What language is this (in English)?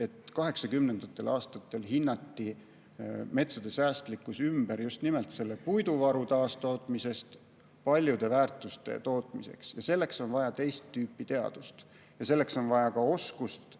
Estonian